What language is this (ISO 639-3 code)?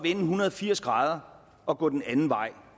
dan